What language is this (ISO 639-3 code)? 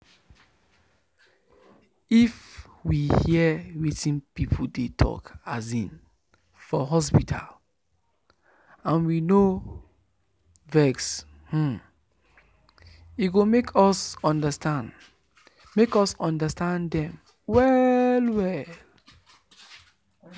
pcm